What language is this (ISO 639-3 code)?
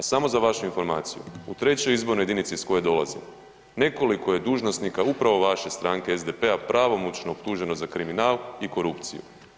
hrv